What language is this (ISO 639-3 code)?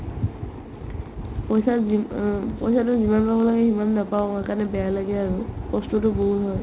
asm